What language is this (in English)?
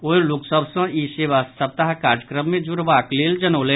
Maithili